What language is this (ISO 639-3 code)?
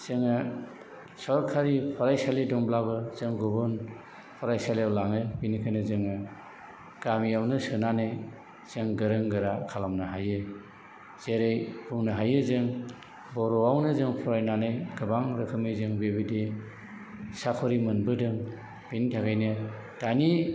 brx